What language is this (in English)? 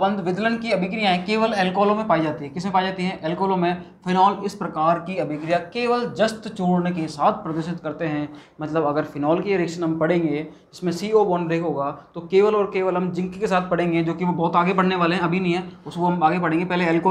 Hindi